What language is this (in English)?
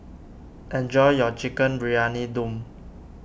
English